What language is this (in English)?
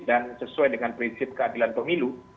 Indonesian